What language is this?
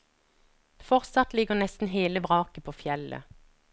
Norwegian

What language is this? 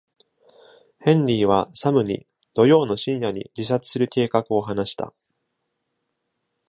Japanese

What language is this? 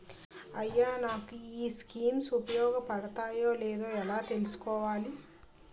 Telugu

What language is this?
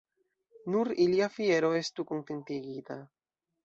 Esperanto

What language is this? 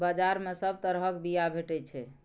Maithili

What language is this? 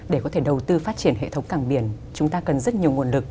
Vietnamese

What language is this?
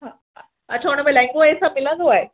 Sindhi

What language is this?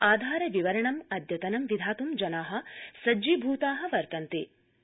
Sanskrit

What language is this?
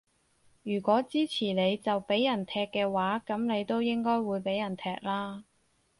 Cantonese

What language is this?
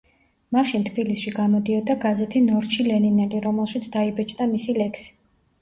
Georgian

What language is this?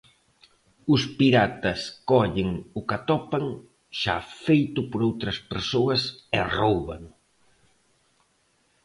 Galician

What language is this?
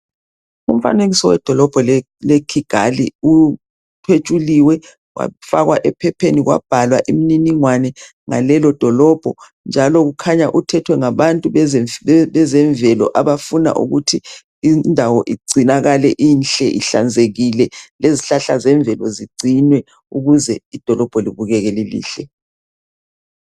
North Ndebele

